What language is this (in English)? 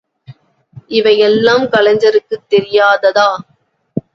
Tamil